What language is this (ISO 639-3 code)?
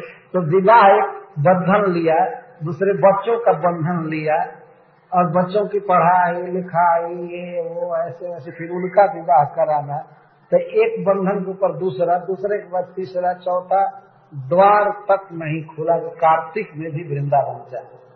hin